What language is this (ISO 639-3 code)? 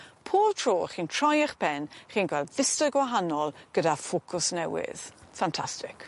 cym